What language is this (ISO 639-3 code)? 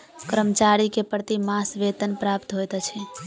mai